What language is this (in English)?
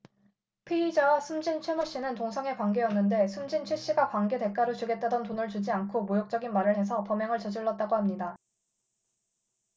Korean